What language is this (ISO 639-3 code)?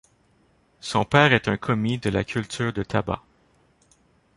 fra